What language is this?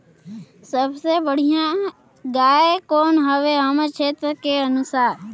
Chhattisgarhi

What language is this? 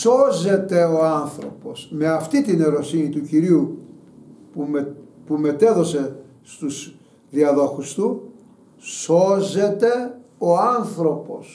Greek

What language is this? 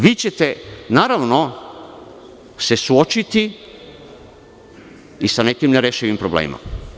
Serbian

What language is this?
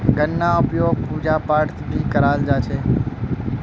Magahi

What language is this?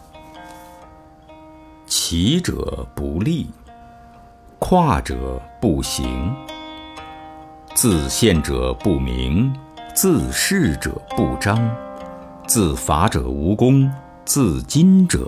Chinese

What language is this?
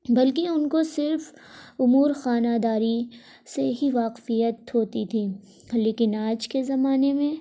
Urdu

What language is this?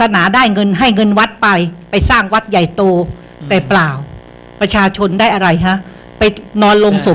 Thai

